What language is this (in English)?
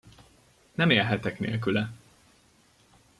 Hungarian